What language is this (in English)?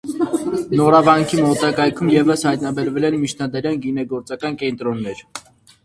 Armenian